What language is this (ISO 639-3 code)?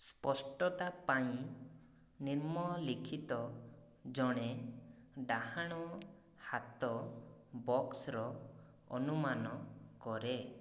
ori